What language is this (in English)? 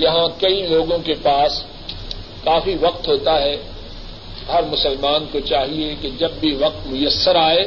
Urdu